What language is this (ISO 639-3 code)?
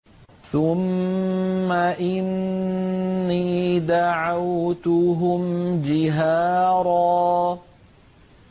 ara